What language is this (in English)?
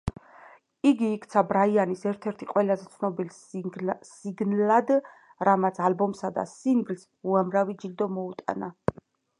Georgian